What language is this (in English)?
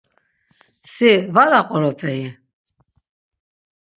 Laz